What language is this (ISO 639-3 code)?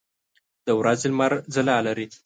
pus